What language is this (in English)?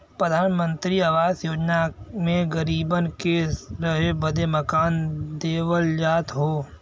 Bhojpuri